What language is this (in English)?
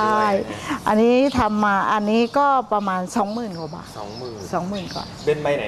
Thai